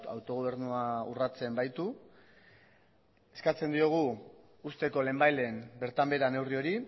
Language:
Basque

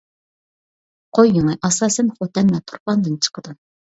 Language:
Uyghur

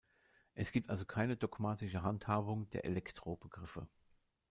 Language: German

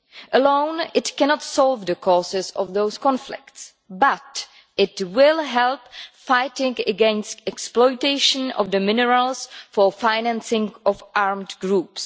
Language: English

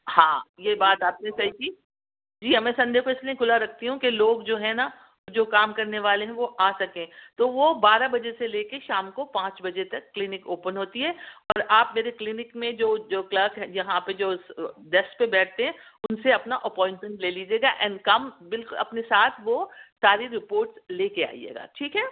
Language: Urdu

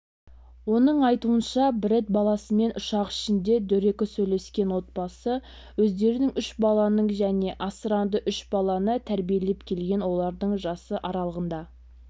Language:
Kazakh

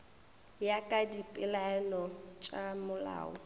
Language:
Northern Sotho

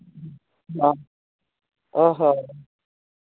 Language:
Santali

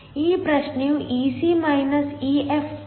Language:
Kannada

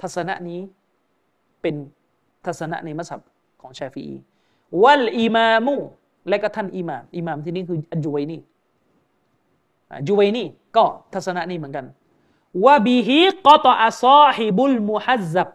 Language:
Thai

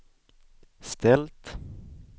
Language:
Swedish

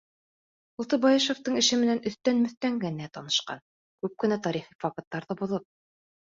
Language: Bashkir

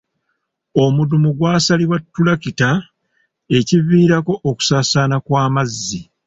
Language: Ganda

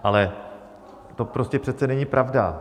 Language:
Czech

